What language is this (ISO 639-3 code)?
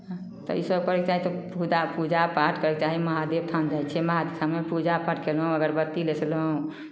mai